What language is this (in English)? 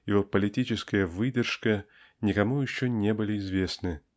Russian